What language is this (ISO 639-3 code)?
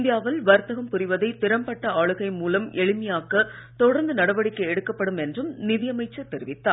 tam